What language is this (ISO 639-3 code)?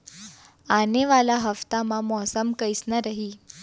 hne